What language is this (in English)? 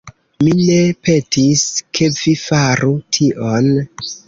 Esperanto